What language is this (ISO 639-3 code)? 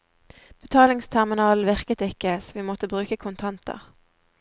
nor